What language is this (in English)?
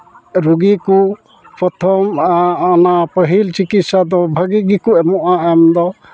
Santali